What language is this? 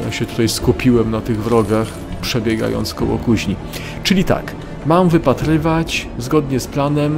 Polish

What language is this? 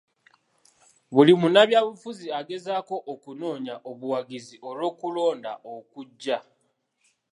Ganda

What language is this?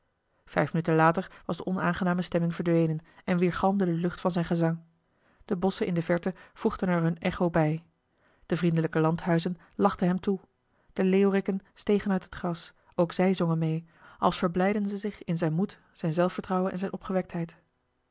Dutch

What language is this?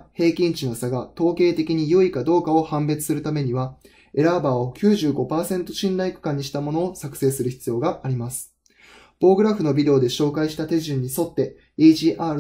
Japanese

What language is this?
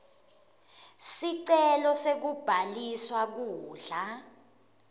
Swati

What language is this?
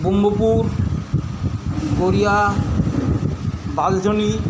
Bangla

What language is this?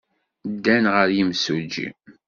Kabyle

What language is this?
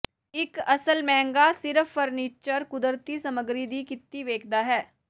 Punjabi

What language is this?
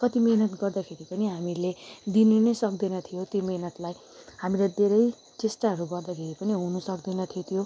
Nepali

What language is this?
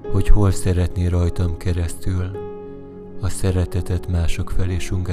Hungarian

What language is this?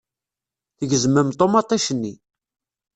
Kabyle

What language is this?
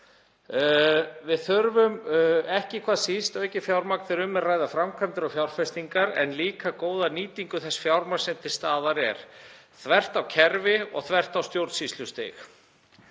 Icelandic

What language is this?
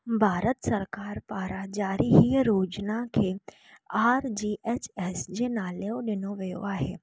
Sindhi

